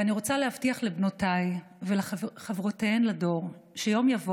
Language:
Hebrew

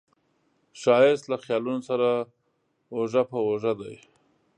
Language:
Pashto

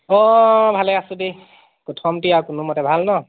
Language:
Assamese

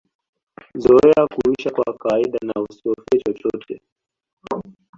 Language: Swahili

